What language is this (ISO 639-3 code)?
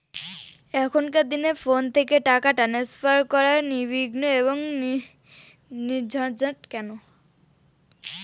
ben